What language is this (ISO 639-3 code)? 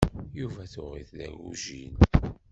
kab